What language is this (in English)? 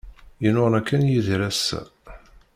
Kabyle